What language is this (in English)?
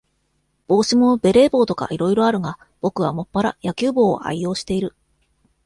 Japanese